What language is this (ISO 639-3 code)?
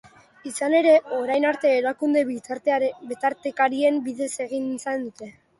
eus